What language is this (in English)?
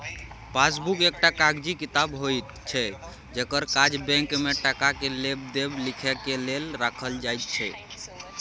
Maithili